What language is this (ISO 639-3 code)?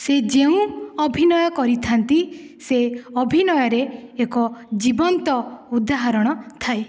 ori